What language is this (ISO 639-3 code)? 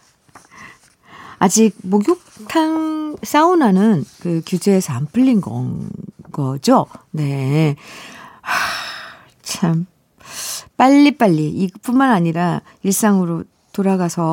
kor